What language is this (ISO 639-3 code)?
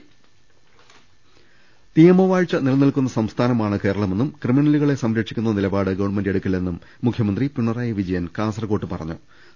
mal